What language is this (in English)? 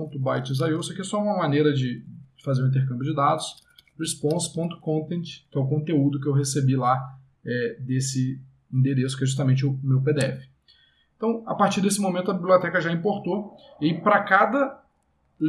Portuguese